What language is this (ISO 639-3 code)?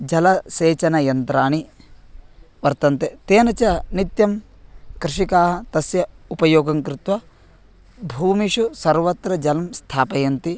san